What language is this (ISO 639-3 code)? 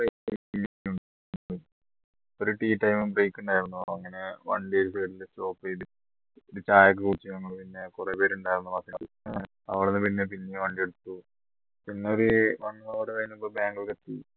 mal